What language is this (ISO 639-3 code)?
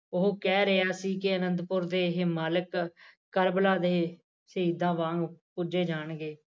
pan